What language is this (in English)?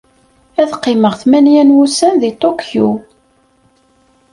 Kabyle